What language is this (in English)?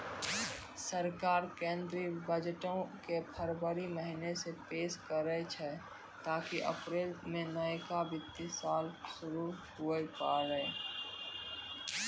Maithili